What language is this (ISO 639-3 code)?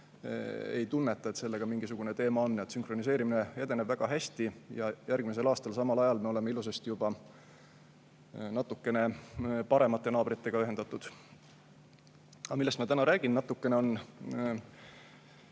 est